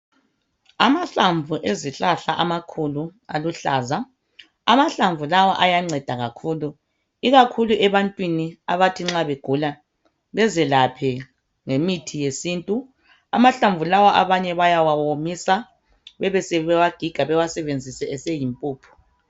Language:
North Ndebele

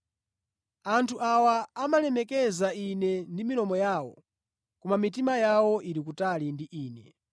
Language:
Nyanja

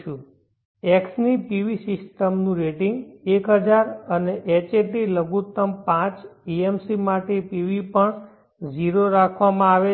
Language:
Gujarati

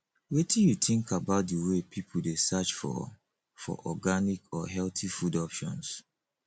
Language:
Nigerian Pidgin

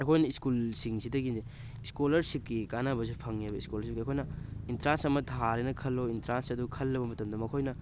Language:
Manipuri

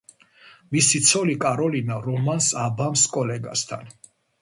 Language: Georgian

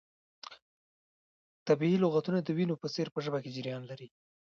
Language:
Pashto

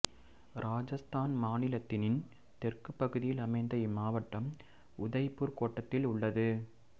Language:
Tamil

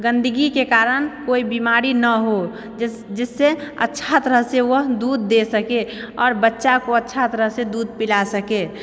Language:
Maithili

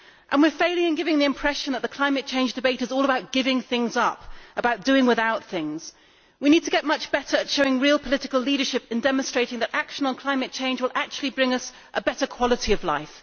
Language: English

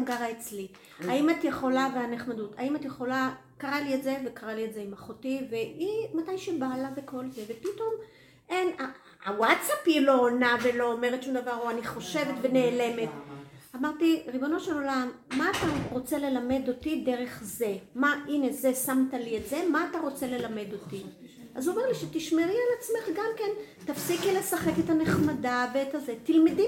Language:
Hebrew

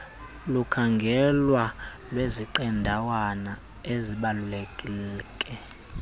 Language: Xhosa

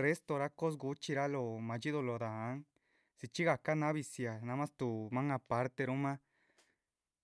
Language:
Chichicapan Zapotec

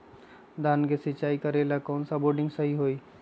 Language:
Magahi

